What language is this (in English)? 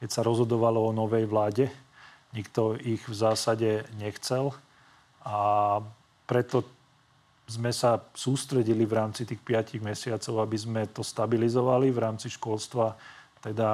Slovak